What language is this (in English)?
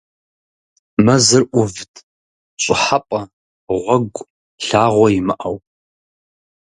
Kabardian